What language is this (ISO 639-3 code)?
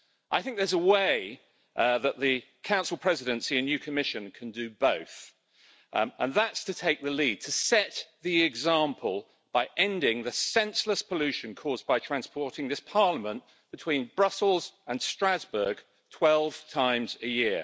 eng